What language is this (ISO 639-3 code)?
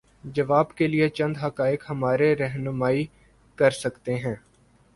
urd